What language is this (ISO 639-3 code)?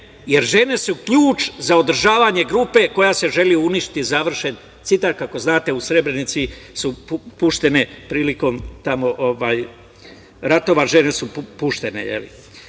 srp